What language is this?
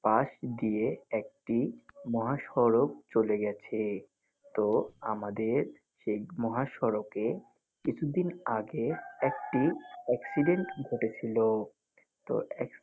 Bangla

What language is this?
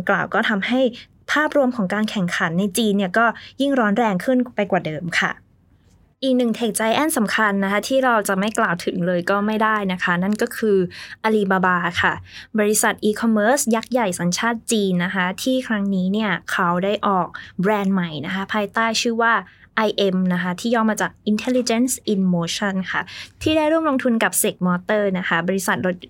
Thai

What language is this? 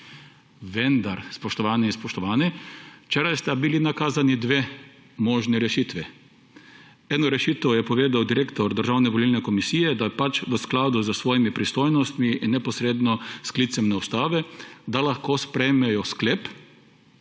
Slovenian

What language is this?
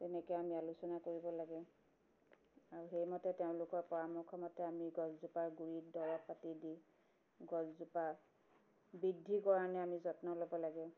Assamese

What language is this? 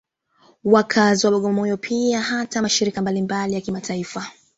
Swahili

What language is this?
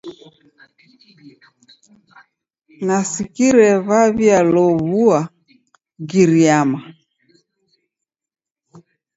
Taita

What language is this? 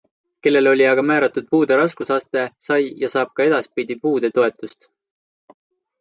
Estonian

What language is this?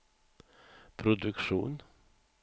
Swedish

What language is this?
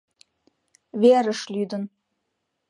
Mari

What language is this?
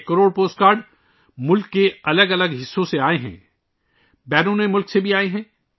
Urdu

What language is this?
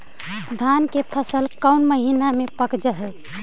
Magahi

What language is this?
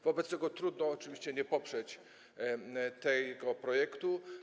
Polish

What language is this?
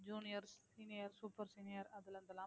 Tamil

